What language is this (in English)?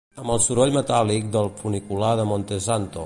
Catalan